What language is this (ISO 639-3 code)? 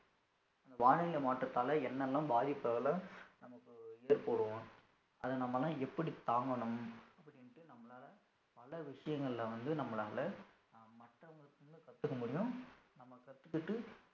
tam